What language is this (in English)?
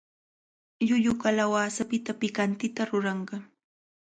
Cajatambo North Lima Quechua